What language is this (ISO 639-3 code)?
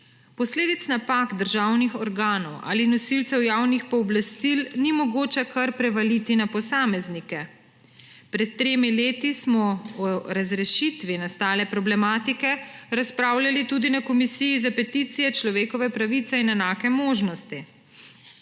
slv